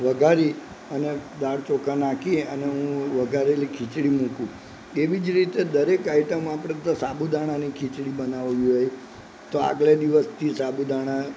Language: Gujarati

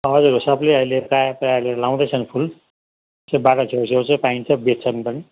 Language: Nepali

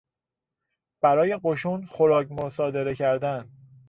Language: Persian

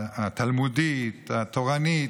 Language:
Hebrew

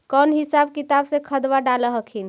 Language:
Magahi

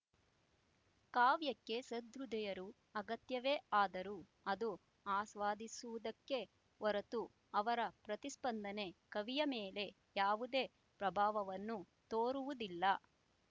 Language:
Kannada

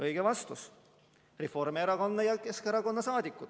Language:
Estonian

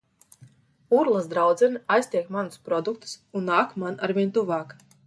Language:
Latvian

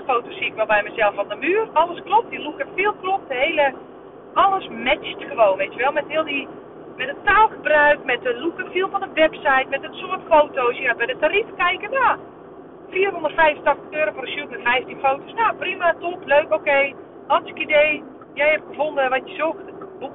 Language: Dutch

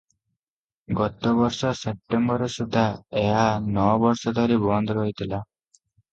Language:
Odia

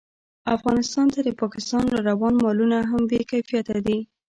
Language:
Pashto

